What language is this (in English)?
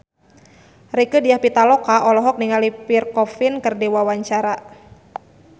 Sundanese